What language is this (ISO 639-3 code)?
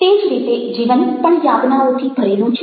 guj